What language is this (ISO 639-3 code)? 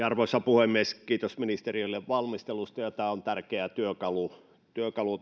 fin